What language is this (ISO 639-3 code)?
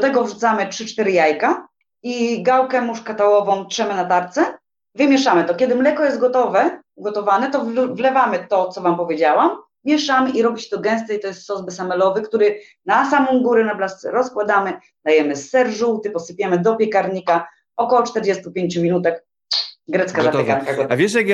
pol